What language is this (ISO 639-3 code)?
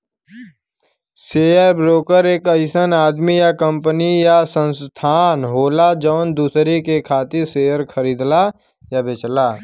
bho